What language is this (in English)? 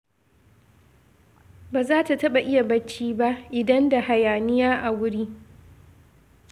Hausa